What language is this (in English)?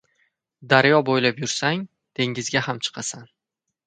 Uzbek